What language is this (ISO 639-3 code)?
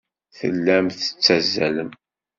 kab